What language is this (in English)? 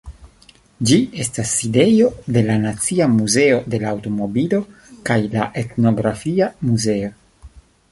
Esperanto